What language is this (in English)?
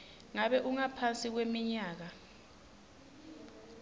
Swati